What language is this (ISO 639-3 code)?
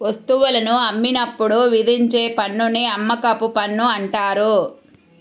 tel